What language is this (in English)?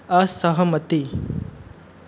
Maithili